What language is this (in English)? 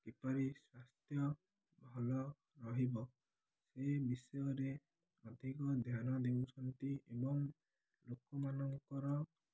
Odia